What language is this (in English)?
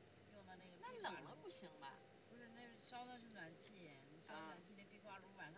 Chinese